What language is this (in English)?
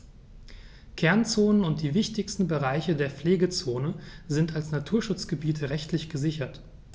German